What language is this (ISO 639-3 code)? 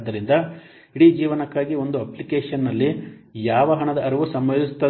kan